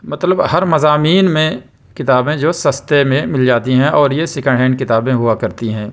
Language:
Urdu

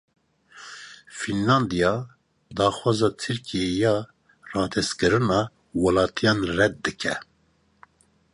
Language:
Kurdish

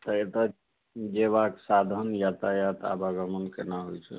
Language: Maithili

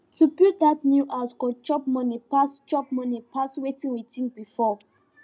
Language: Nigerian Pidgin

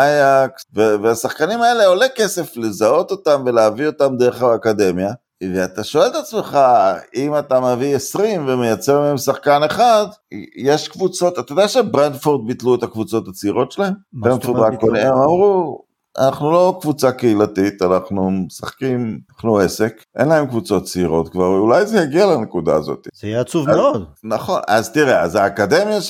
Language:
Hebrew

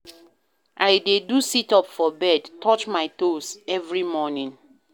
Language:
Nigerian Pidgin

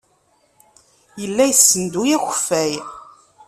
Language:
Kabyle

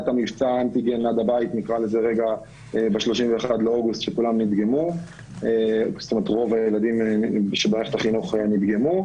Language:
Hebrew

